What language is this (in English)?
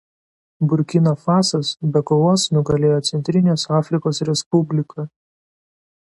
Lithuanian